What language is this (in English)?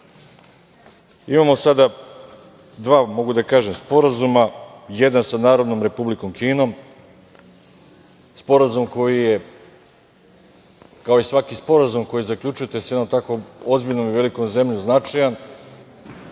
Serbian